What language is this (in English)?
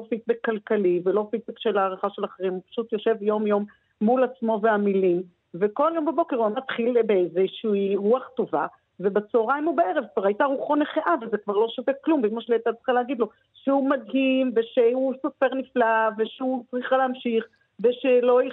Hebrew